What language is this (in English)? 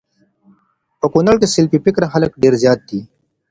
Pashto